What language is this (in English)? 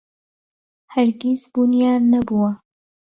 Central Kurdish